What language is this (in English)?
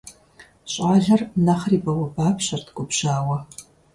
Kabardian